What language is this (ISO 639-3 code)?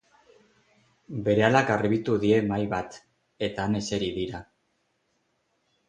eus